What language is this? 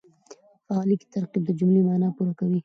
Pashto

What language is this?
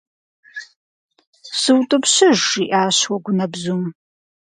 Kabardian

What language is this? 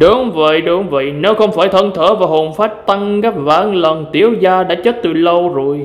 Vietnamese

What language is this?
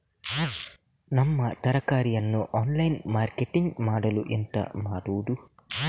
Kannada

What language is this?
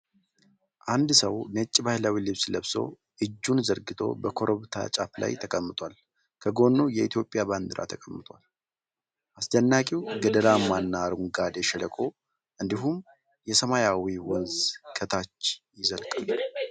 Amharic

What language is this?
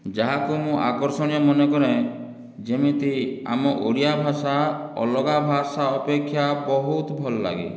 Odia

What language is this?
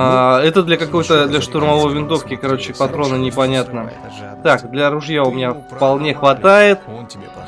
Russian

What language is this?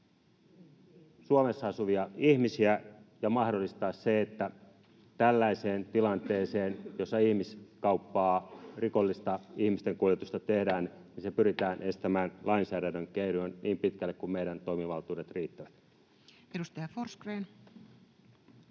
Finnish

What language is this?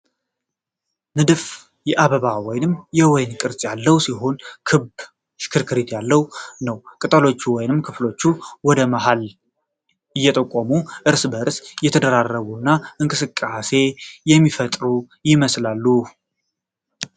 Amharic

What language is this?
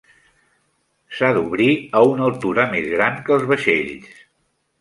Catalan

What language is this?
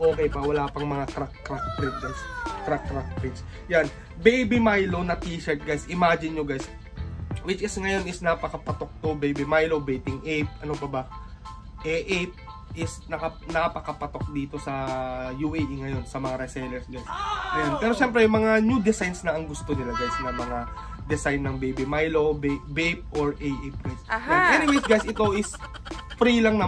Filipino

